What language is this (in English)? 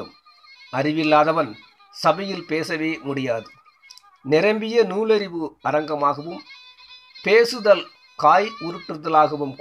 Tamil